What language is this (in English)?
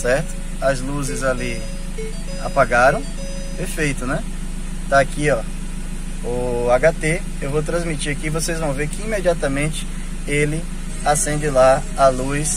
Portuguese